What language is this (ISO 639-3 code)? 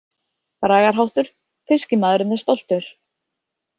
isl